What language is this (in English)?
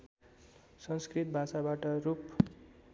Nepali